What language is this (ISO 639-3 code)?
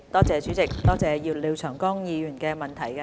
yue